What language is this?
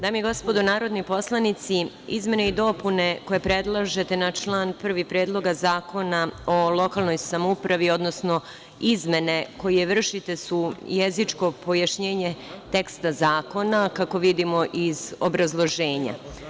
Serbian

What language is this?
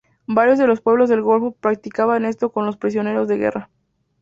Spanish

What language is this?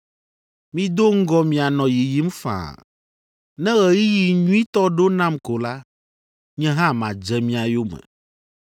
Ewe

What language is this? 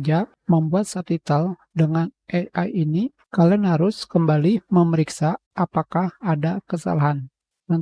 Indonesian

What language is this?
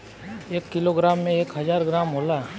Bhojpuri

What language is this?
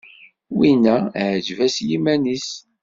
Kabyle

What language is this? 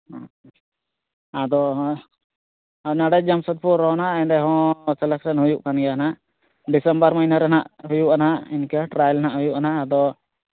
Santali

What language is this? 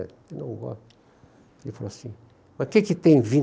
Portuguese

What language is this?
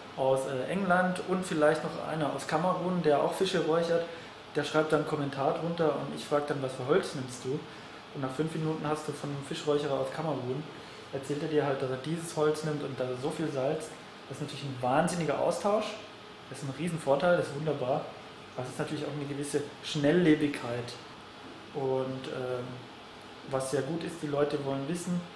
German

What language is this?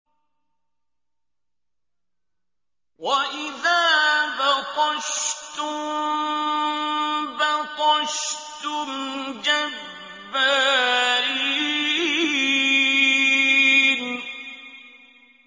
Arabic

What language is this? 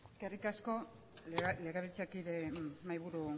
Basque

